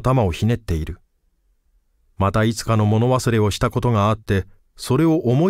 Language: Japanese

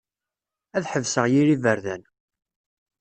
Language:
Kabyle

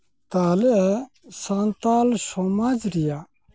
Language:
Santali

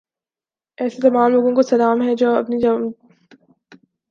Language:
Urdu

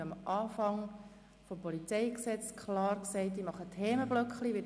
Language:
Swiss German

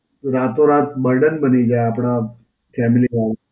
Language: Gujarati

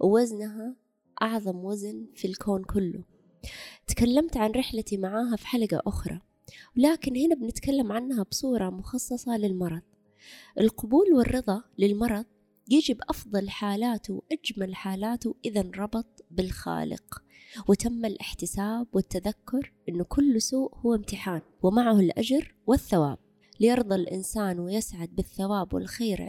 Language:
Arabic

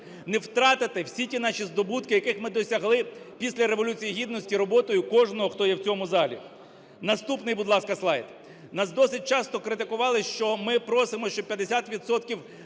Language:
Ukrainian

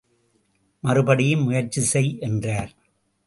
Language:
Tamil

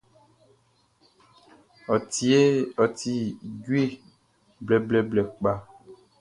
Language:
Baoulé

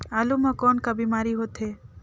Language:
Chhattisgarhi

